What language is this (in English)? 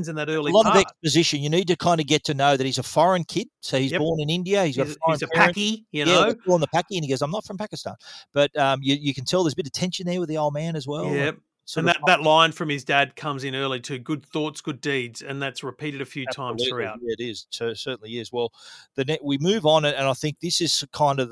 English